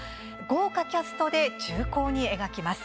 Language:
Japanese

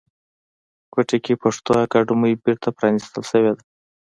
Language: Pashto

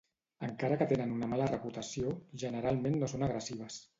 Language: Catalan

